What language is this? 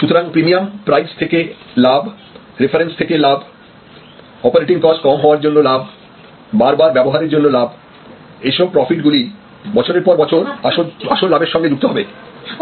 Bangla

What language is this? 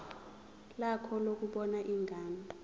Zulu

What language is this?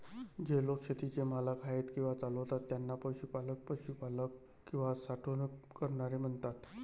Marathi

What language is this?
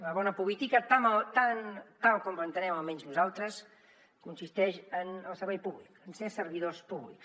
Catalan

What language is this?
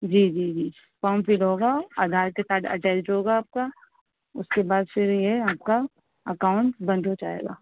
Urdu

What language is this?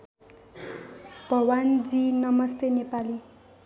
Nepali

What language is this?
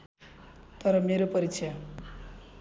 Nepali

